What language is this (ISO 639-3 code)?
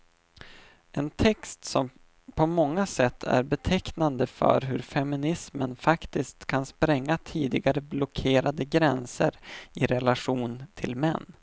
swe